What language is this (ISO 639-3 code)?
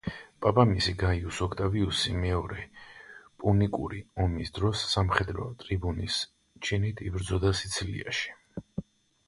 kat